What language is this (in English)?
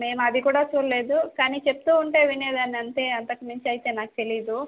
Telugu